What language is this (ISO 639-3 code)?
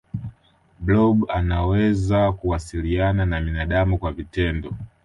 swa